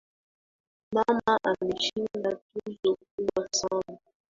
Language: Swahili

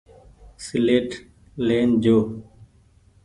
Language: Goaria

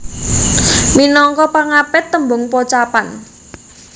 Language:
Javanese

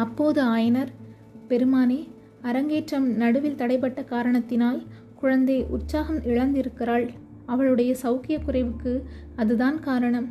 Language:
Tamil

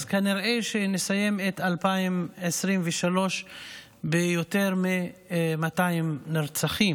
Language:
Hebrew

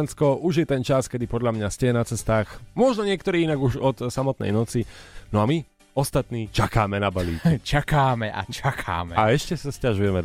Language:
Slovak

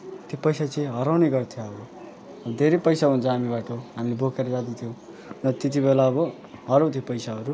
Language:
Nepali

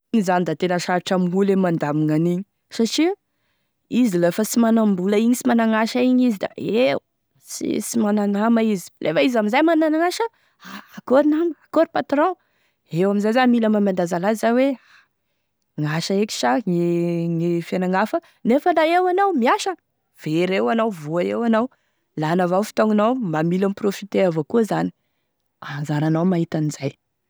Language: Tesaka Malagasy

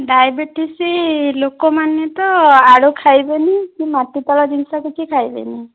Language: Odia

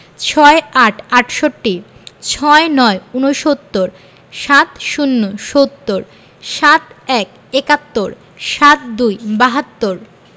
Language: Bangla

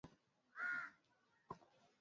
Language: Swahili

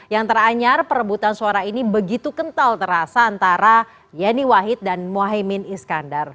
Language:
Indonesian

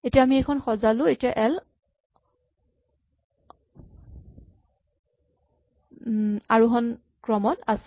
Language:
Assamese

